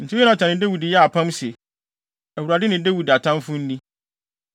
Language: Akan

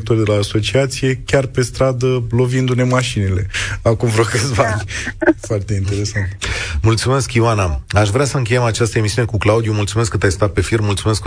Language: Romanian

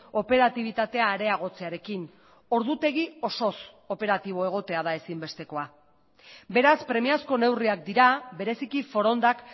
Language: Basque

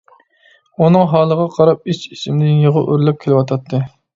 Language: Uyghur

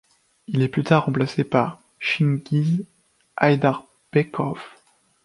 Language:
French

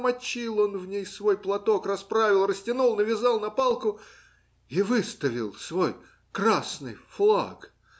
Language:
Russian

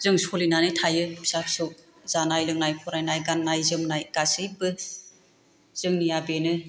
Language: Bodo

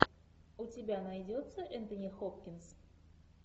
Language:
Russian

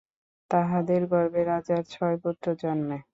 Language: Bangla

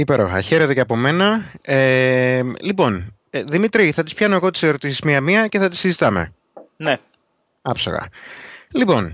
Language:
Greek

